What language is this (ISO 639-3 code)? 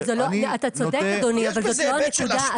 heb